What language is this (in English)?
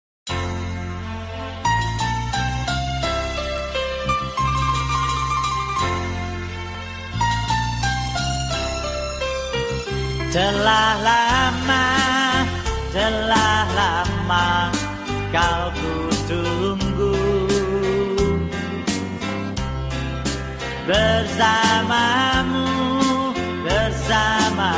Indonesian